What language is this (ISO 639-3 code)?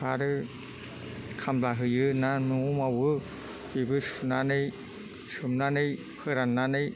brx